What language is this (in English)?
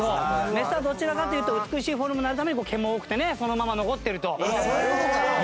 Japanese